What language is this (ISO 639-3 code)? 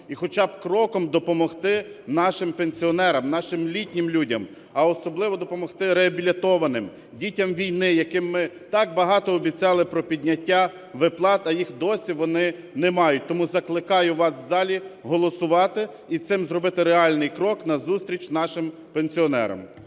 ukr